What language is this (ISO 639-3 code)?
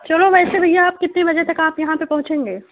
urd